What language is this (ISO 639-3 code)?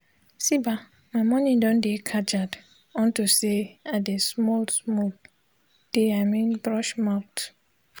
pcm